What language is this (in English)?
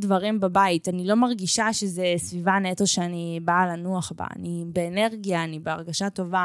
Hebrew